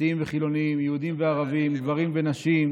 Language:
Hebrew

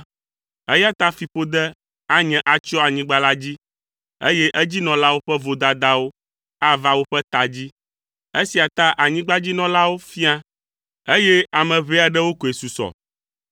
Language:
Ewe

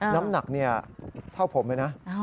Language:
Thai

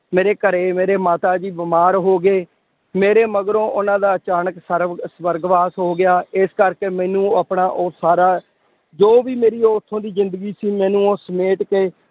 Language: Punjabi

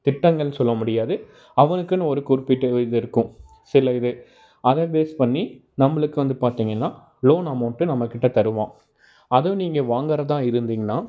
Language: Tamil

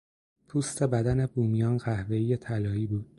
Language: Persian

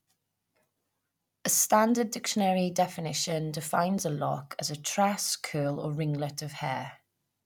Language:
English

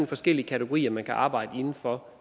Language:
Danish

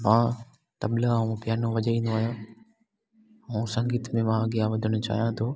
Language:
Sindhi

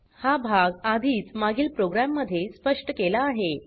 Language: Marathi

